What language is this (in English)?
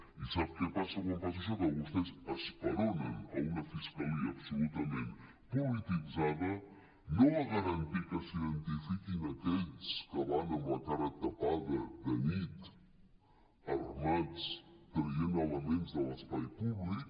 Catalan